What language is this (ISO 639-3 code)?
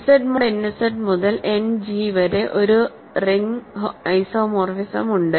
mal